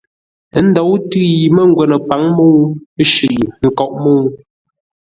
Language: Ngombale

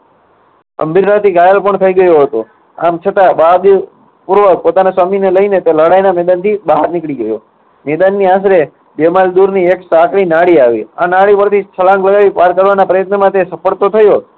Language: Gujarati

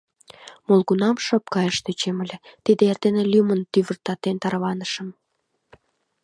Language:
Mari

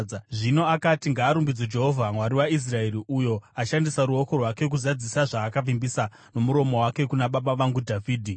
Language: Shona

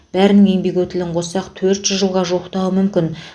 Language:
Kazakh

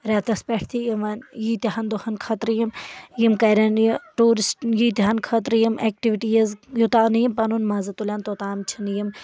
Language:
Kashmiri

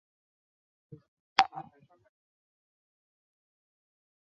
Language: Chinese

